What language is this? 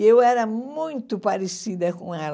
Portuguese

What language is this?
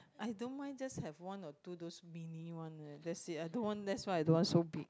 English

